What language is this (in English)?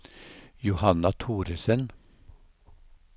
Norwegian